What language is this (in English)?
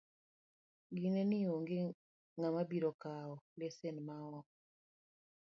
Luo (Kenya and Tanzania)